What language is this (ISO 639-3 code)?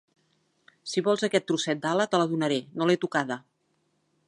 cat